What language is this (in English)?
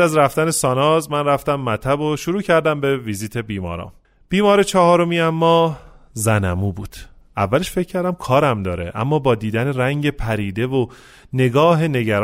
Persian